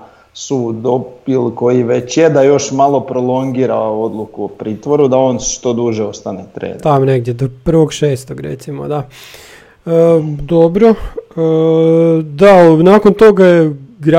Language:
Croatian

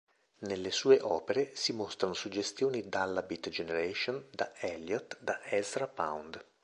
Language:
Italian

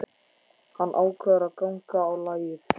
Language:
Icelandic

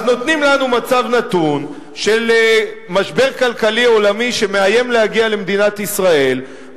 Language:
Hebrew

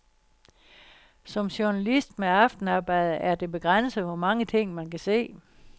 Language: Danish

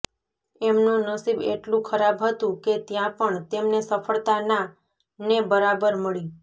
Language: Gujarati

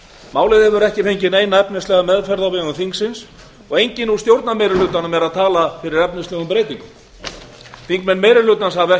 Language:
Icelandic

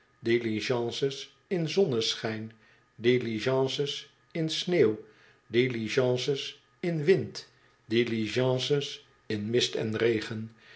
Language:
Dutch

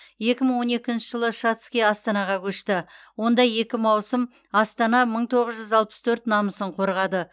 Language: Kazakh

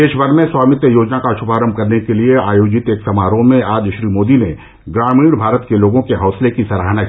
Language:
Hindi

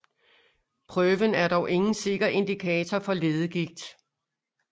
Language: Danish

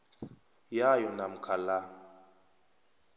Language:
South Ndebele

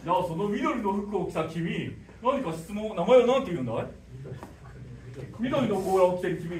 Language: Japanese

